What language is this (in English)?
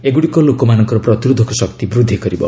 Odia